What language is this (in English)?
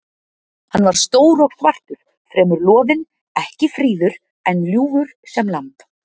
Icelandic